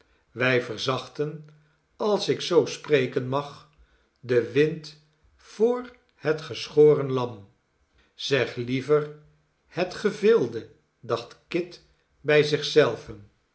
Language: Dutch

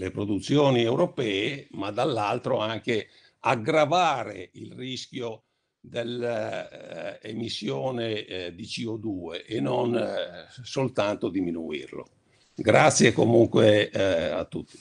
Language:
Italian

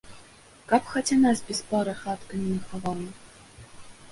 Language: Belarusian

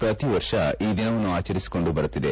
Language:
Kannada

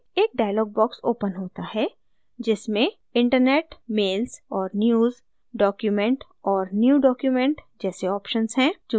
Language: Hindi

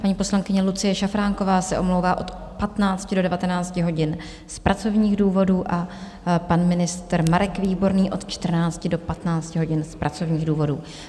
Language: Czech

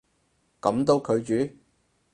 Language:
Cantonese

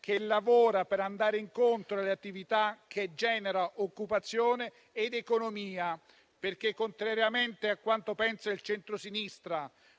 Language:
Italian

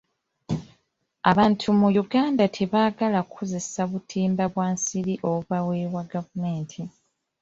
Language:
Ganda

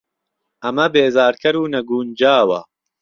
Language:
Central Kurdish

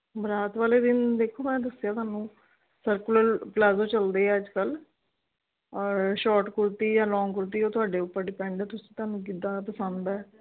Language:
Punjabi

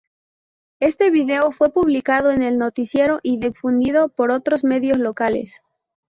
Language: Spanish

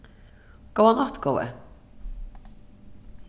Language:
Faroese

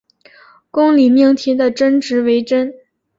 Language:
Chinese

